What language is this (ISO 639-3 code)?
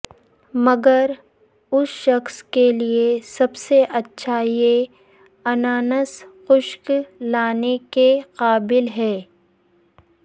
urd